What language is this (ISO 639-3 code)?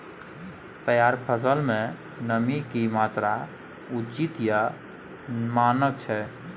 mai